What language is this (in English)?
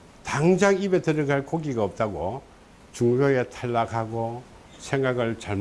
Korean